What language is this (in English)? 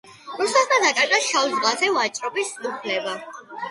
Georgian